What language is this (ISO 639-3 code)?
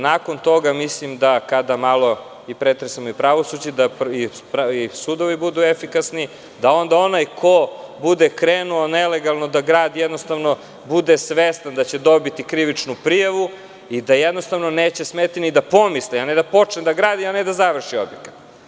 srp